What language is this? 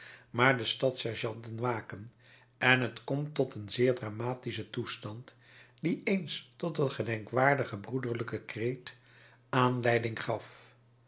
Dutch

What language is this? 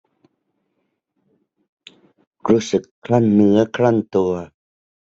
Thai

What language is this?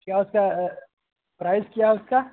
Urdu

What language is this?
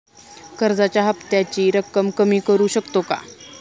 Marathi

